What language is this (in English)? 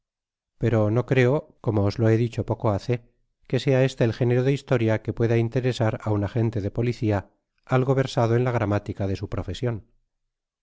Spanish